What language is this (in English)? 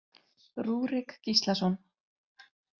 Icelandic